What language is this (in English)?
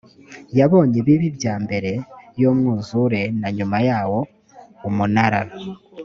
Kinyarwanda